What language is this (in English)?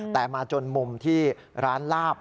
Thai